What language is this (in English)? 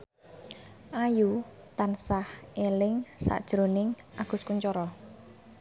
Javanese